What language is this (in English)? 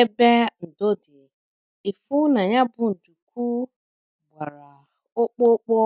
Igbo